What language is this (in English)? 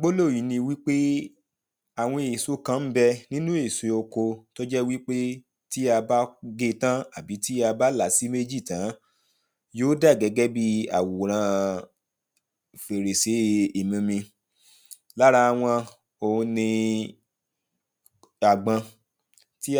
Yoruba